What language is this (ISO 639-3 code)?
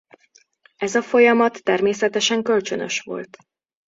hun